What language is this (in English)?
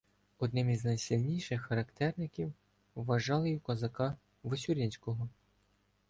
Ukrainian